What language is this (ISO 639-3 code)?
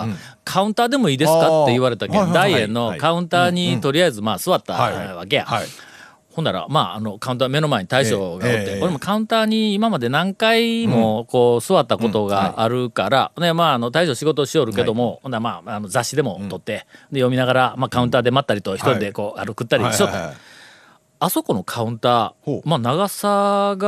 jpn